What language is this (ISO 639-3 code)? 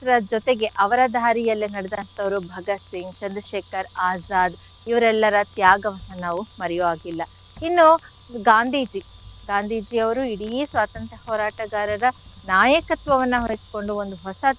kan